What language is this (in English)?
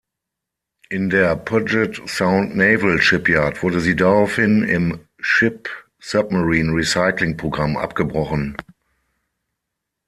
German